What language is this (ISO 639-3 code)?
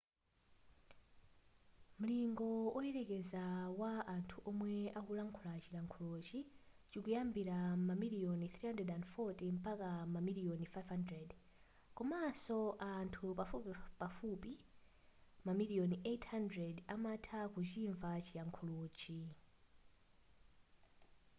nya